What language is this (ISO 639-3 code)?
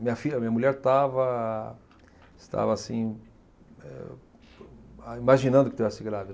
por